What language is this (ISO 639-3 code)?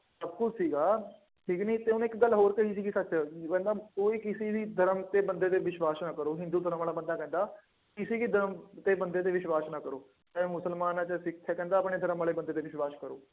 pan